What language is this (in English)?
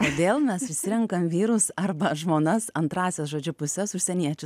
Lithuanian